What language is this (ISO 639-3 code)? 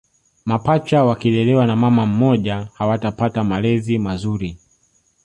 swa